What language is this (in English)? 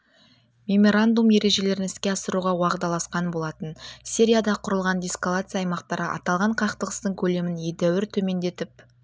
Kazakh